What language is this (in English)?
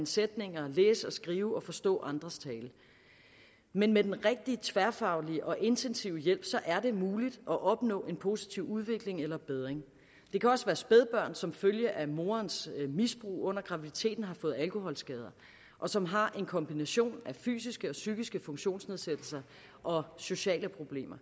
Danish